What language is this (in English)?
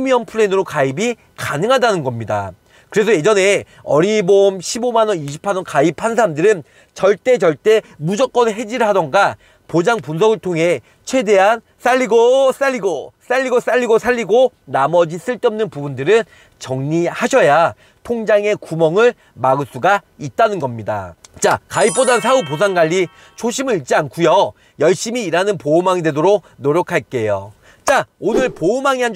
Korean